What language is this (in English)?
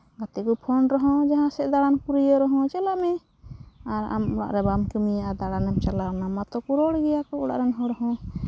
Santali